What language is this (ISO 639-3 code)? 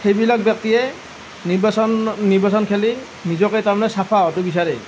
asm